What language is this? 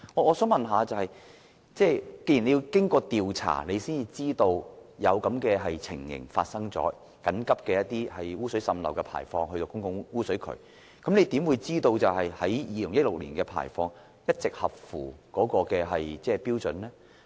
Cantonese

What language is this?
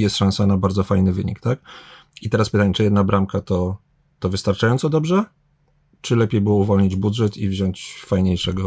Polish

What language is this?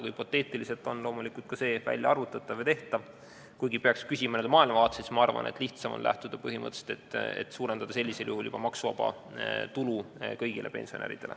Estonian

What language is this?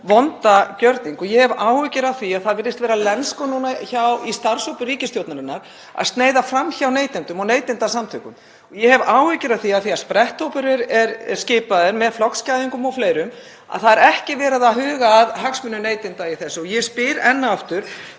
Icelandic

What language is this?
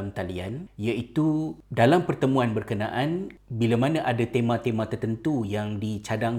Malay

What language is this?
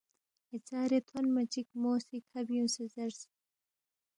Balti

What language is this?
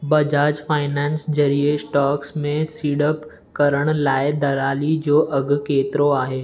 Sindhi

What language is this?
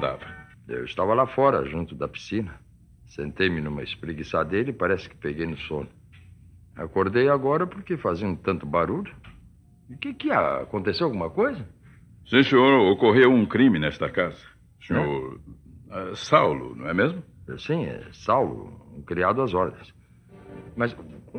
Portuguese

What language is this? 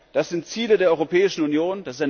German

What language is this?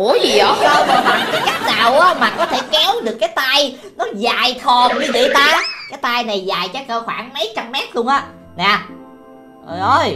Vietnamese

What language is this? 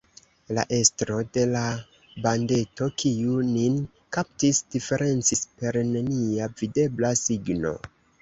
Esperanto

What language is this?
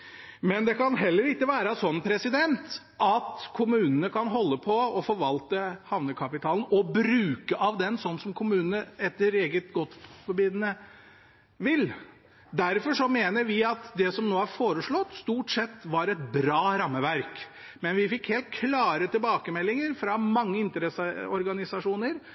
Norwegian Bokmål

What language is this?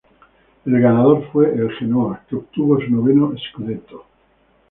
Spanish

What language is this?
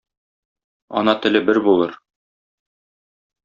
Tatar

